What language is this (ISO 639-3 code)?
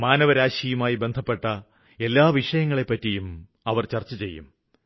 mal